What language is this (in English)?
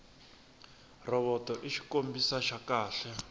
Tsonga